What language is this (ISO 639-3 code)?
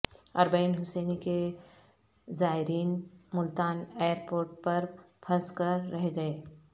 urd